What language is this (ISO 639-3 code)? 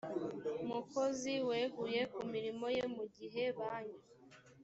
kin